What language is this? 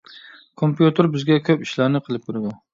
Uyghur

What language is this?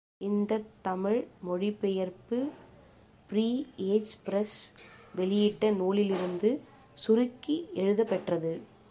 Tamil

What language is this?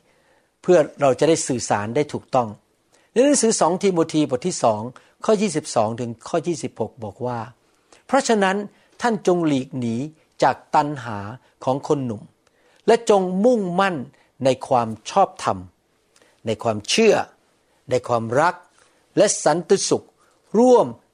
Thai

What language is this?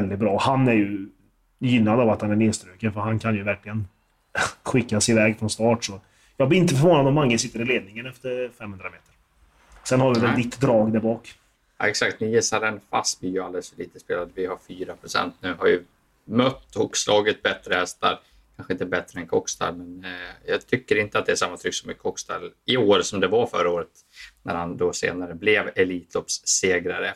Swedish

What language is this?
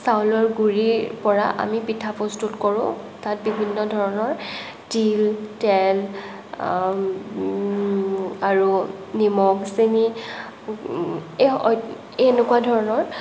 Assamese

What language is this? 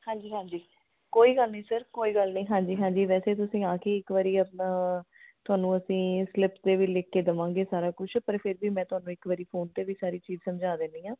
Punjabi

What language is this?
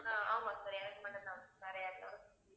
Tamil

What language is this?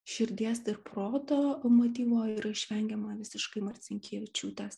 Lithuanian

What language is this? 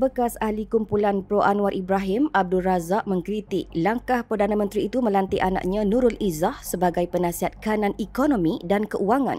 Malay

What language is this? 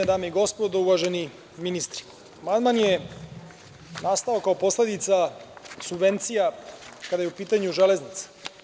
Serbian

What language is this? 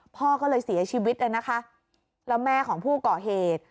Thai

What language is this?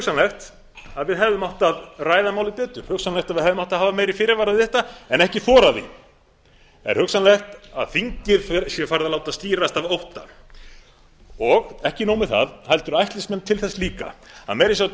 Icelandic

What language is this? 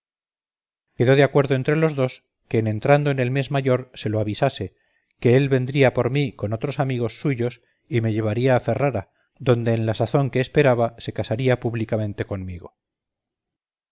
Spanish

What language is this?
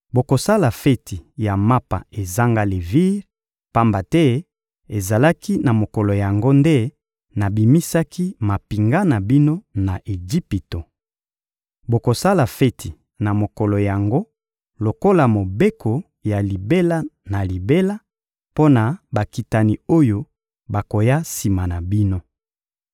Lingala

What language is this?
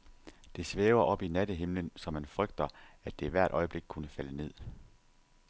Danish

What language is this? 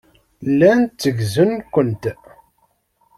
Kabyle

